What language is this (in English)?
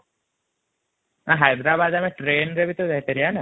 Odia